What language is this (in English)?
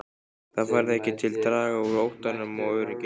Icelandic